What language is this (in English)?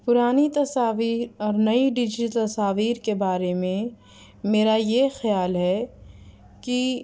Urdu